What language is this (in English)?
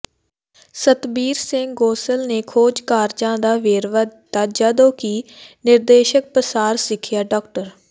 Punjabi